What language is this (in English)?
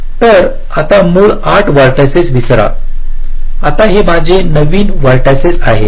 Marathi